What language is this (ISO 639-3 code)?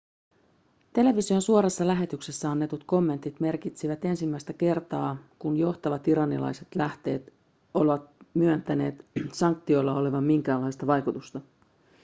fin